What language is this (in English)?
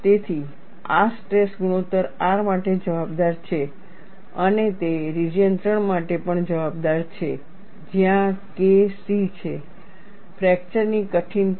Gujarati